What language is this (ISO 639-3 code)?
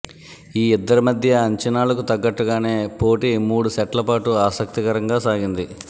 tel